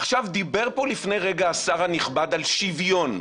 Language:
Hebrew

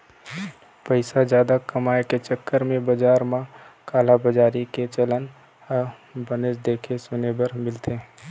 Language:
Chhattisgarhi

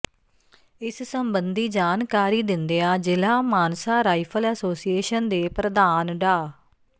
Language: Punjabi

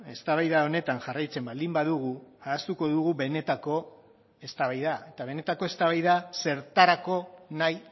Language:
Basque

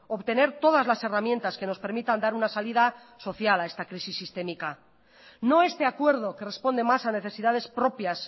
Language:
Spanish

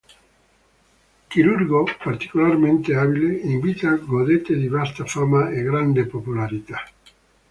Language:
Italian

